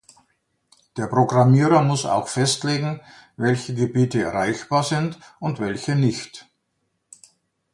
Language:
German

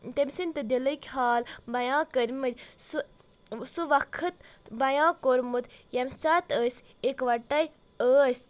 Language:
Kashmiri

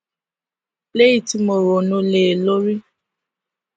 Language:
Yoruba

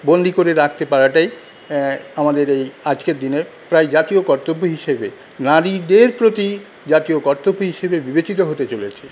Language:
Bangla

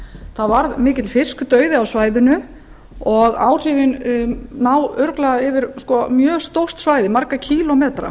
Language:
Icelandic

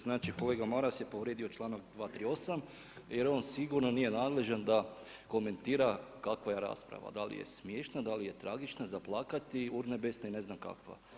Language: Croatian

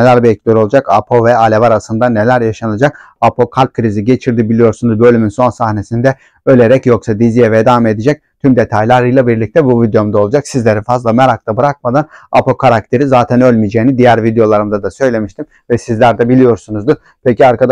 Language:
Turkish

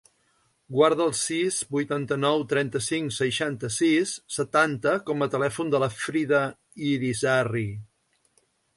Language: Catalan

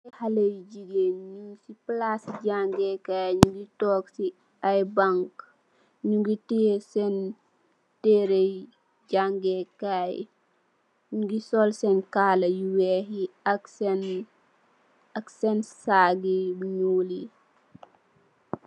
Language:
Wolof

